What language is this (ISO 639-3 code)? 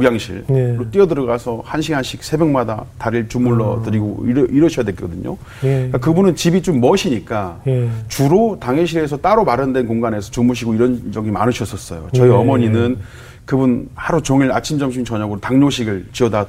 kor